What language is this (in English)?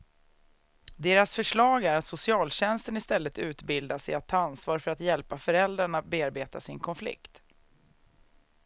Swedish